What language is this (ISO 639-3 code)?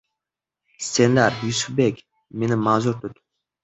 uzb